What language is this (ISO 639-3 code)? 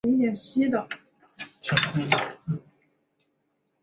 zho